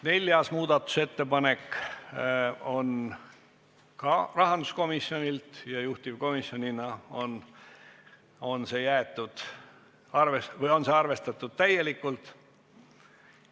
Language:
Estonian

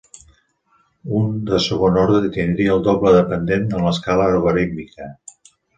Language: Catalan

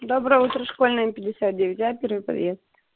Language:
Russian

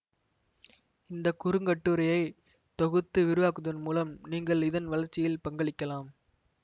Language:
Tamil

